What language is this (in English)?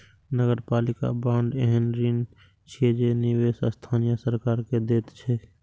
Maithili